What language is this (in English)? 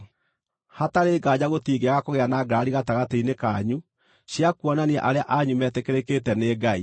Kikuyu